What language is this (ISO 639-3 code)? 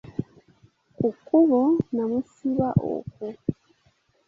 lug